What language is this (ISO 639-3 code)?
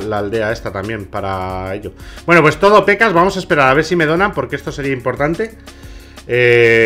spa